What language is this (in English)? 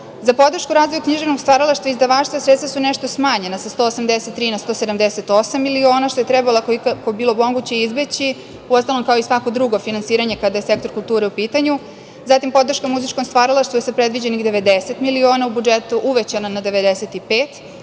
Serbian